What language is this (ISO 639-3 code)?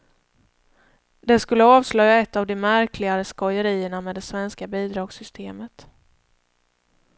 swe